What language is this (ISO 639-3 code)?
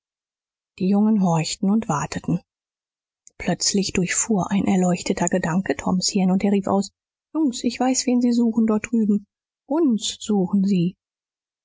deu